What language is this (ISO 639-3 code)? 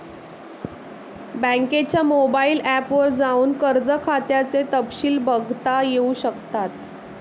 mar